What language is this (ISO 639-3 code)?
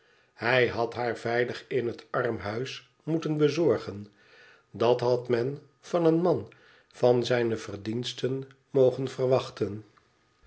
nld